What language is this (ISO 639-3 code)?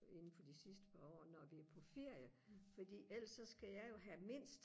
dan